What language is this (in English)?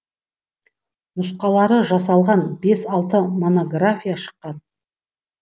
Kazakh